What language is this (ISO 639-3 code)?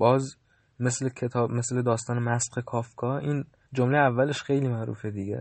fas